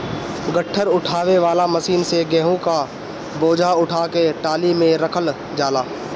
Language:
Bhojpuri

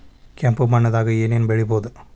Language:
Kannada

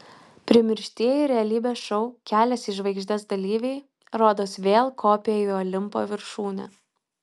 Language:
Lithuanian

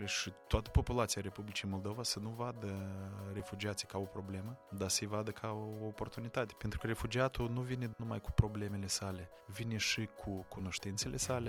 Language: Romanian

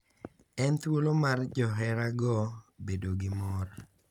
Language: Luo (Kenya and Tanzania)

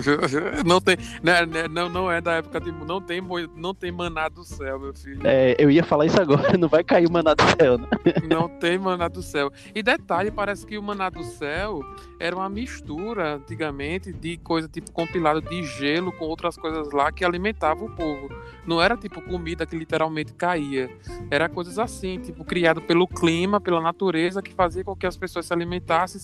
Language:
Portuguese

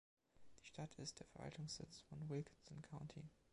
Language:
German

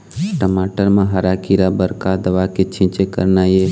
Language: Chhattisgarhi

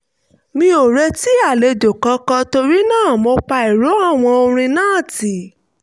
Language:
Yoruba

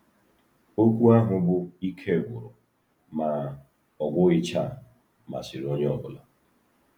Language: Igbo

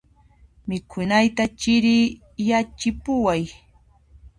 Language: Puno Quechua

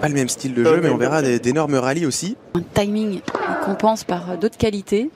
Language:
French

